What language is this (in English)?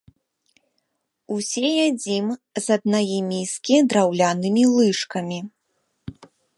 Belarusian